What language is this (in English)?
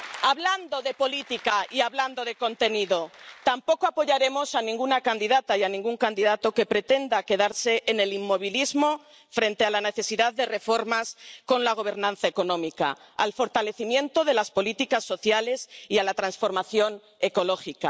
Spanish